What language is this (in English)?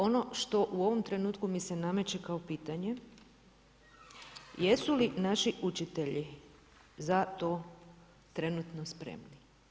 Croatian